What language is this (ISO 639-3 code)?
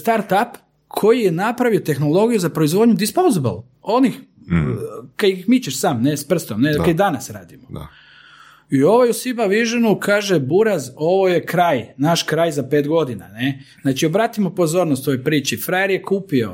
hrv